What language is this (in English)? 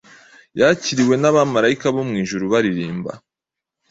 Kinyarwanda